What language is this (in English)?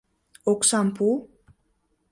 Mari